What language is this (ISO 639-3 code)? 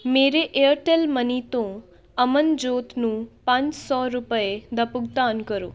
pan